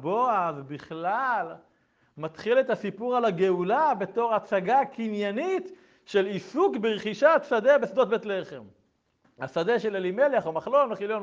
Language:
Hebrew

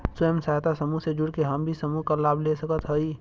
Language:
Bhojpuri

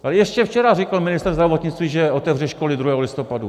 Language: Czech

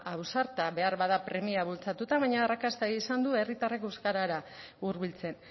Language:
Basque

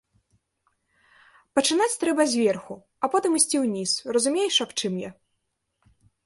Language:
Belarusian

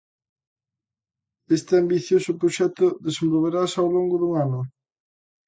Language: Galician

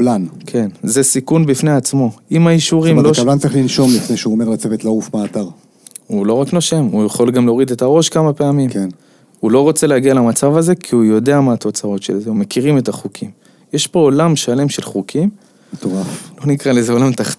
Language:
Hebrew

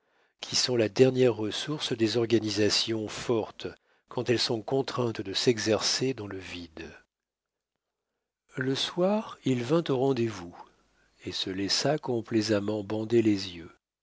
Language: French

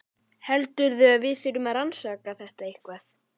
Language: Icelandic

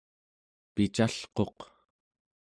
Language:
Central Yupik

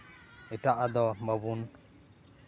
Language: Santali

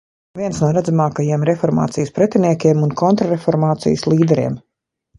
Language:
Latvian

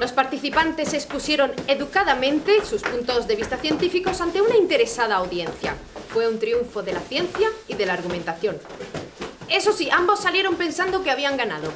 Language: Spanish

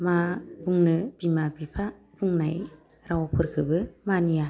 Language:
Bodo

